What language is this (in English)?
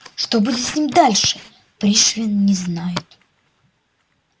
Russian